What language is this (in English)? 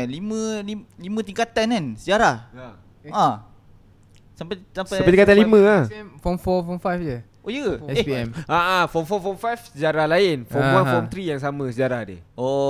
Malay